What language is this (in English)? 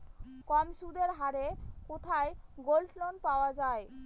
Bangla